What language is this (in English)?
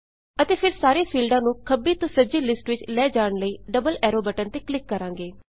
Punjabi